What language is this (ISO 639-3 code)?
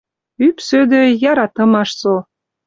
mrj